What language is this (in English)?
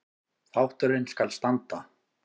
Icelandic